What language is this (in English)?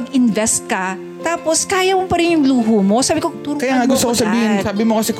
Filipino